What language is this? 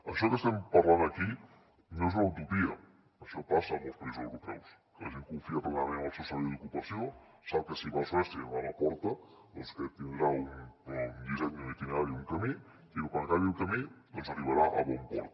Catalan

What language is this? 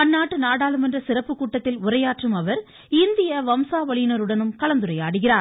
Tamil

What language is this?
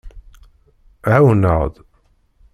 Kabyle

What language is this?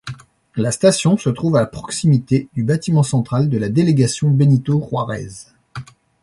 French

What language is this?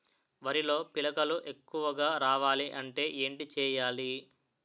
Telugu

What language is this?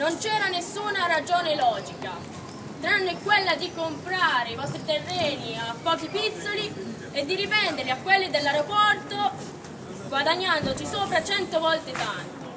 Italian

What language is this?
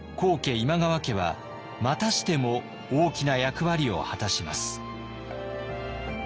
Japanese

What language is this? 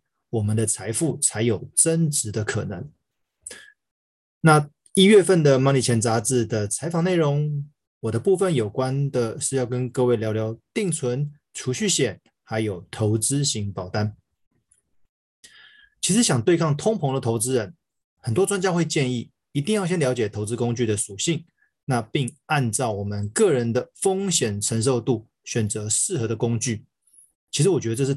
Chinese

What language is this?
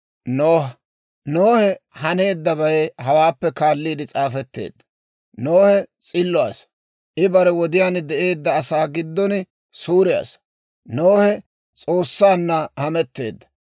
Dawro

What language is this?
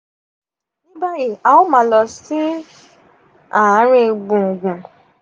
Yoruba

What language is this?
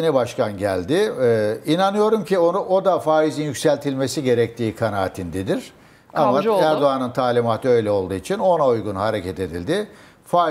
Turkish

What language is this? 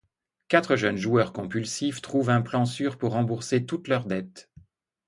French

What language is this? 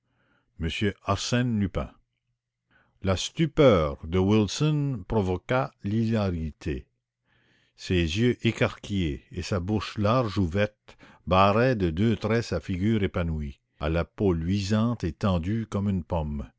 French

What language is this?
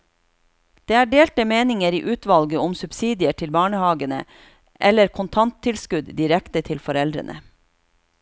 Norwegian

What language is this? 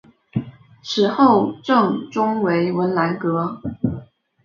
Chinese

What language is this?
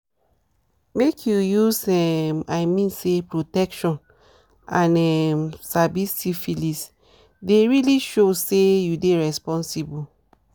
Nigerian Pidgin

